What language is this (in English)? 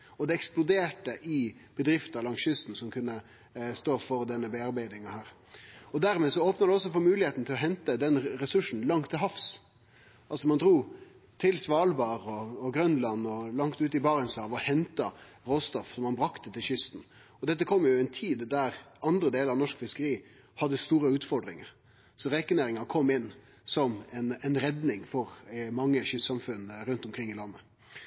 Norwegian Nynorsk